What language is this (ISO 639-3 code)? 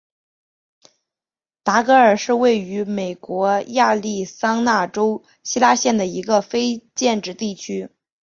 zho